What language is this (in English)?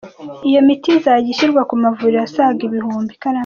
Kinyarwanda